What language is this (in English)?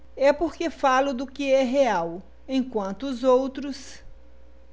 Portuguese